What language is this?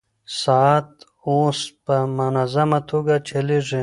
Pashto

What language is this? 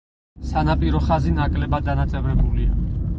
Georgian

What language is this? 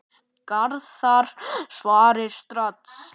Icelandic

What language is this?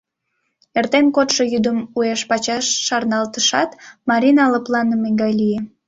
Mari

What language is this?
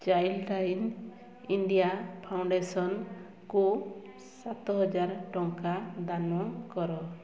Odia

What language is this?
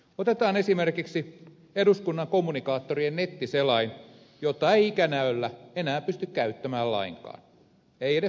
Finnish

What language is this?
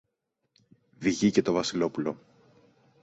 Greek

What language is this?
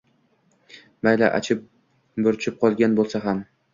Uzbek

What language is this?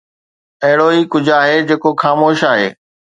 Sindhi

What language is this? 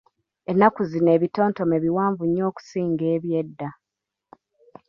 Ganda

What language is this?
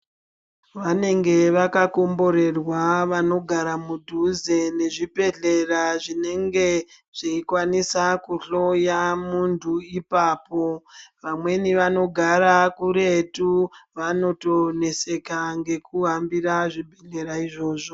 Ndau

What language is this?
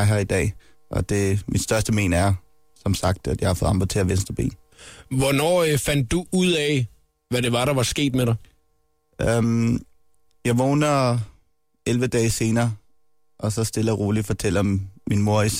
Danish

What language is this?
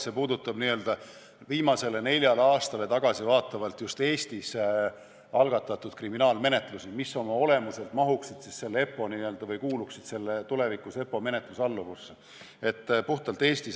Estonian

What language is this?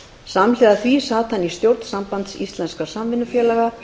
Icelandic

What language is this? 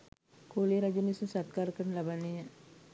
Sinhala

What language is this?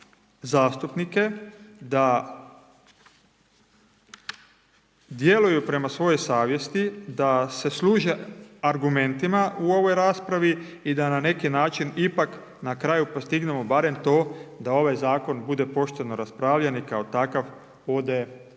Croatian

